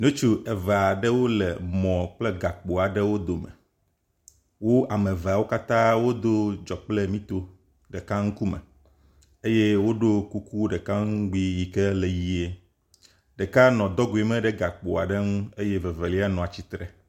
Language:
Ewe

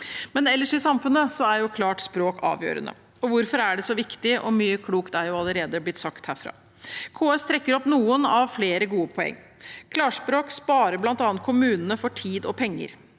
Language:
Norwegian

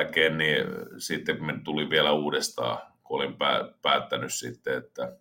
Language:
Finnish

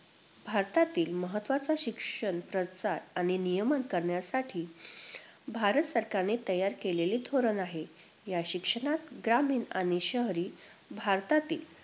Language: Marathi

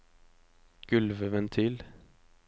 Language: Norwegian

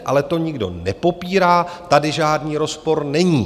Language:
Czech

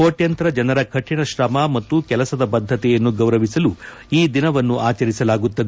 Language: Kannada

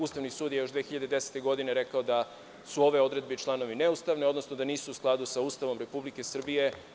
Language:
Serbian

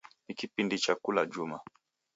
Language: Taita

